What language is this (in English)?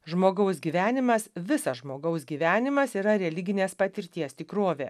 Lithuanian